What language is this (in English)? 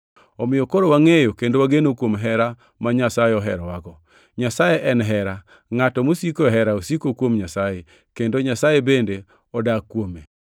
Luo (Kenya and Tanzania)